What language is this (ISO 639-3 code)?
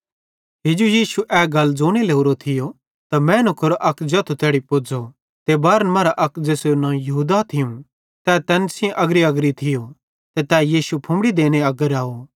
bhd